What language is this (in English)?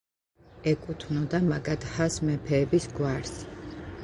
Georgian